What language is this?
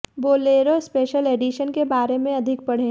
Hindi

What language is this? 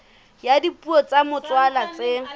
Southern Sotho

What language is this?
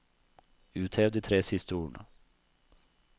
Norwegian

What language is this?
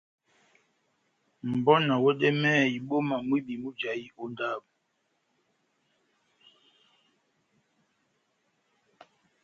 Batanga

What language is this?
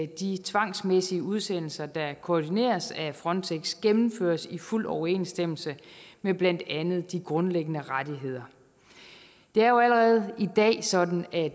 Danish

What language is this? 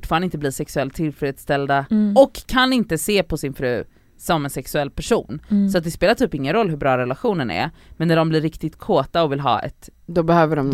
Swedish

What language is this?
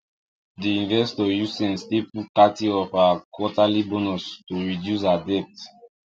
Nigerian Pidgin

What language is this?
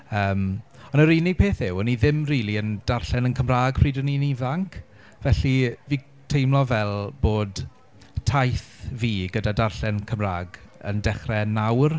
Welsh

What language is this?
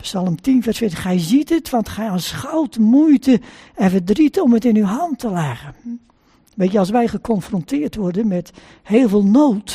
Dutch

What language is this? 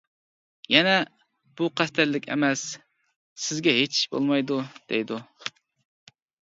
Uyghur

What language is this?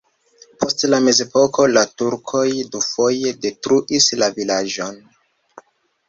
Esperanto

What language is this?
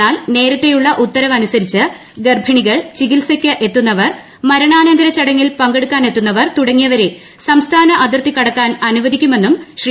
Malayalam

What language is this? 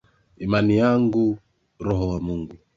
Swahili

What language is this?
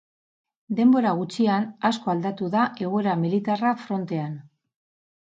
Basque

